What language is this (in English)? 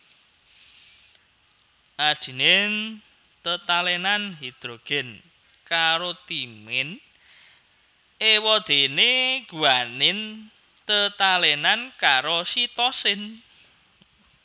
Javanese